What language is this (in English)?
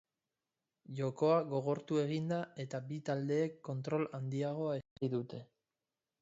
Basque